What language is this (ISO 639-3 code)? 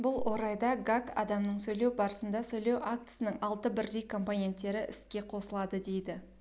kaz